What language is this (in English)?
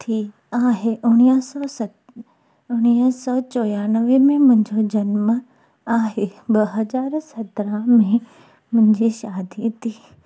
Sindhi